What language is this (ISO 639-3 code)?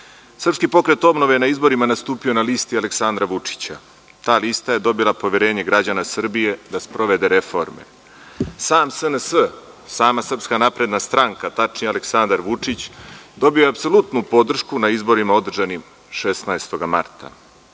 srp